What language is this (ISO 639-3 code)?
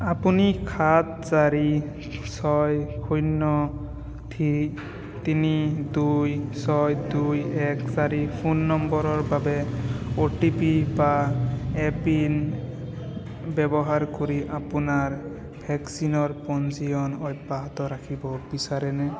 asm